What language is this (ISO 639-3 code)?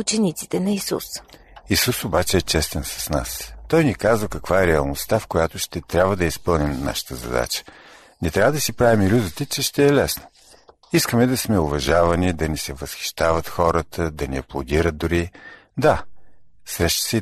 bul